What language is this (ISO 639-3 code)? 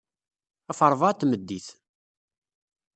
kab